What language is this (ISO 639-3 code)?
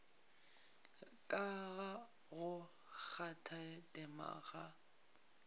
nso